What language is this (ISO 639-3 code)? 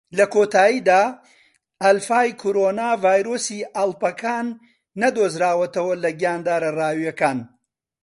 ckb